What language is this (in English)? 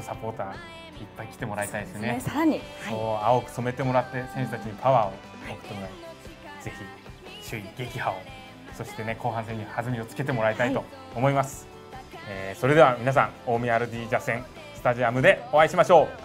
Japanese